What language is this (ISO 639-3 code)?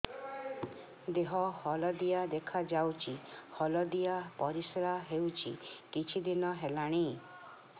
ori